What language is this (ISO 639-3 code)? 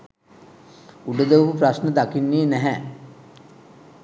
sin